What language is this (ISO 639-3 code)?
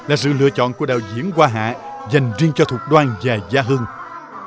vie